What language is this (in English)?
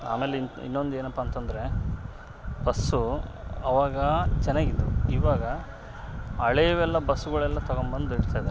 Kannada